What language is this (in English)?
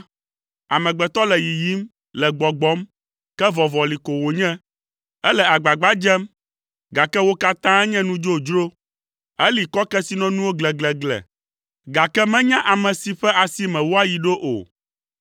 Ewe